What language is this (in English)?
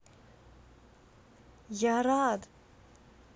Russian